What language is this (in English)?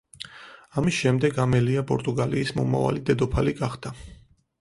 Georgian